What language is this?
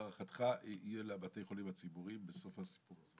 Hebrew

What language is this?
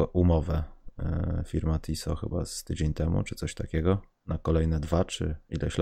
Polish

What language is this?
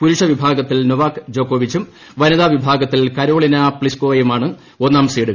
Malayalam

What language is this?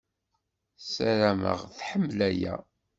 Kabyle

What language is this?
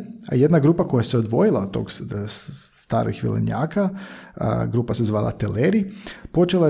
Croatian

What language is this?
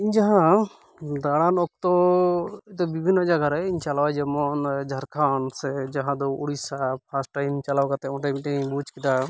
Santali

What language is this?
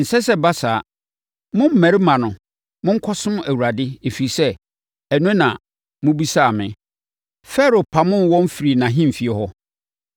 Akan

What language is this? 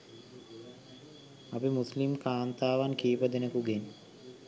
Sinhala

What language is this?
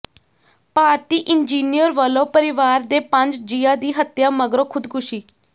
Punjabi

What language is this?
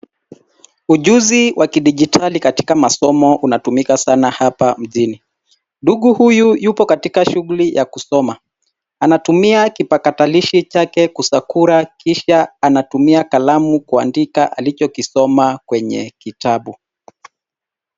Swahili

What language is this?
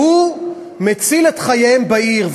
Hebrew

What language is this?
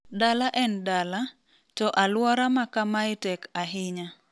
Luo (Kenya and Tanzania)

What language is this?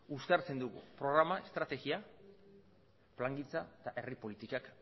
Basque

